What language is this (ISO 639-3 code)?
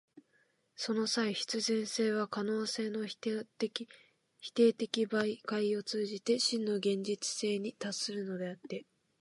jpn